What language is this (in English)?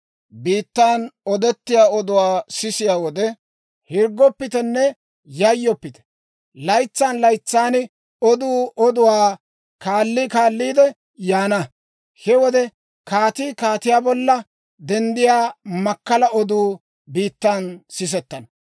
Dawro